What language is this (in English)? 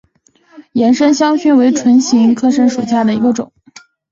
Chinese